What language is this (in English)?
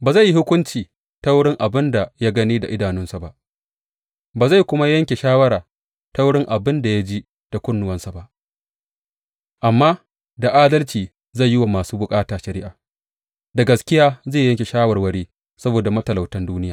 Hausa